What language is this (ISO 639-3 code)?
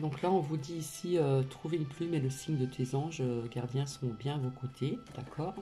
fra